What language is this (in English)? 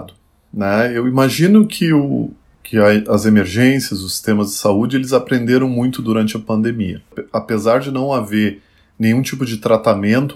Portuguese